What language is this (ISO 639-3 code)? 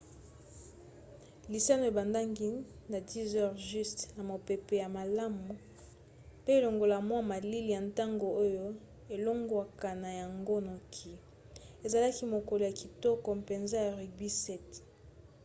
lin